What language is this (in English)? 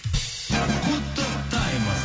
Kazakh